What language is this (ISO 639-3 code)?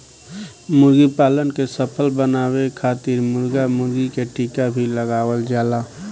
bho